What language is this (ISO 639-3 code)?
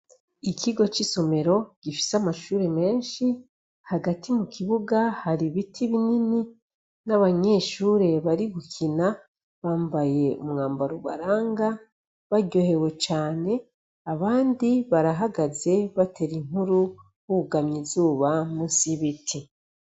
run